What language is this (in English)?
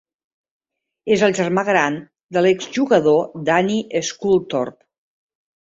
Catalan